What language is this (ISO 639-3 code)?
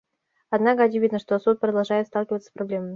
rus